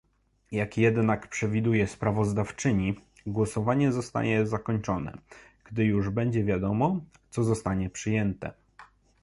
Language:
Polish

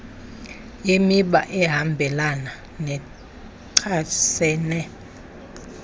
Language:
Xhosa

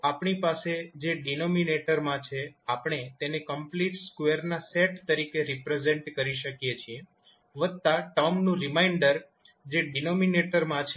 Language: Gujarati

